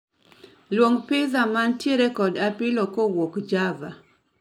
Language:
Luo (Kenya and Tanzania)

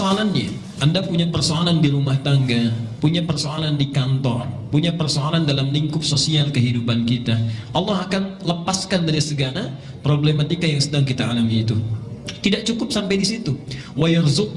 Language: Indonesian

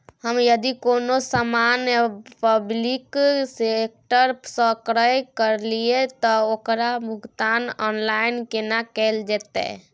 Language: Maithili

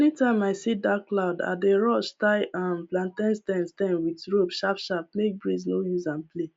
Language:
Nigerian Pidgin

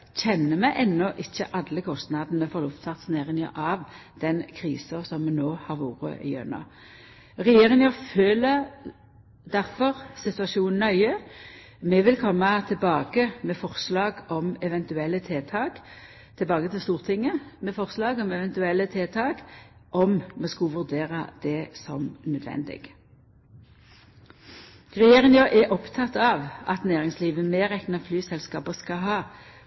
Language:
Norwegian Nynorsk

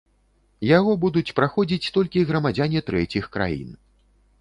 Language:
Belarusian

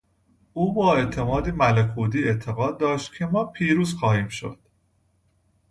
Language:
Persian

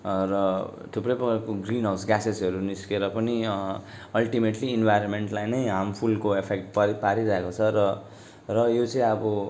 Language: Nepali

